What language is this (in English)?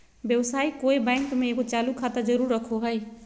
Magahi